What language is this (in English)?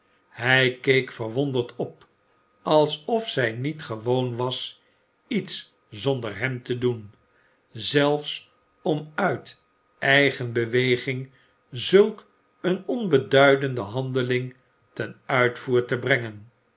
Dutch